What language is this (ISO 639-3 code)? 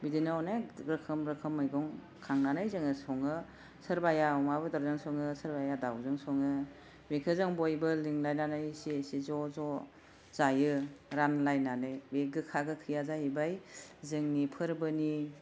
brx